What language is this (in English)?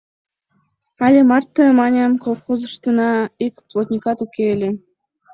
Mari